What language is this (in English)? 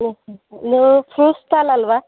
Kannada